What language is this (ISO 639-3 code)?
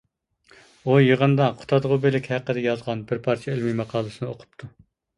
uig